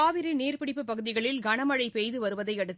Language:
Tamil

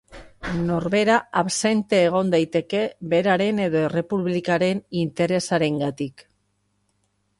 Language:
Basque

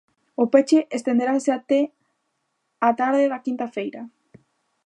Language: Galician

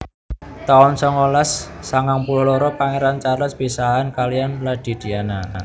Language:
Javanese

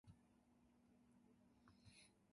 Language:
Japanese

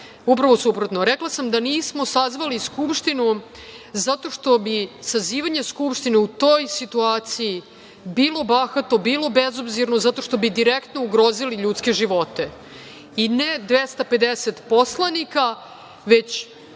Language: Serbian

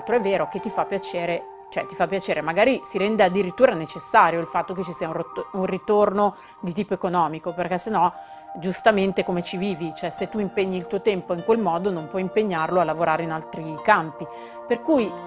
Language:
Italian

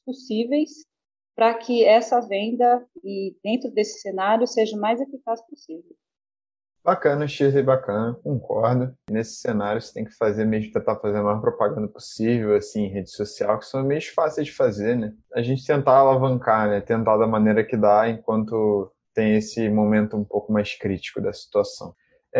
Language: Portuguese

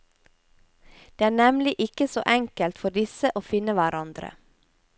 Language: Norwegian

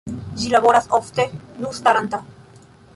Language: Esperanto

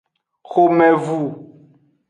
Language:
Aja (Benin)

